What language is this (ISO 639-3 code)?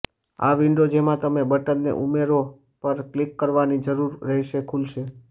guj